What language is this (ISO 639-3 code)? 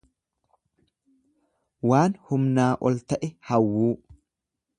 orm